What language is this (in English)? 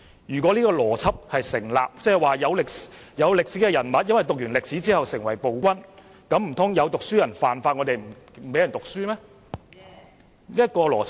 Cantonese